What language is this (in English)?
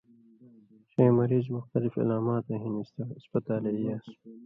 Indus Kohistani